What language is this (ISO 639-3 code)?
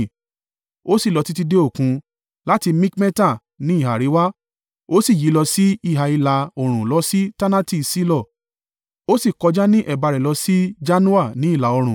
yor